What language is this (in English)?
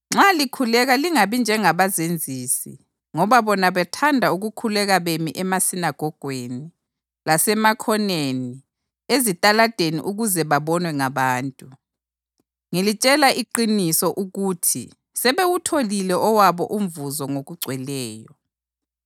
North Ndebele